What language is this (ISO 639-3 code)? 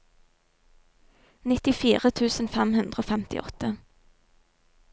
nor